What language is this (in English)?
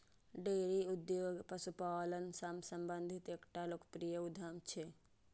Maithili